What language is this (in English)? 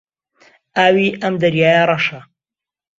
Central Kurdish